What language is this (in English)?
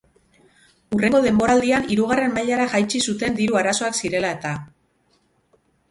Basque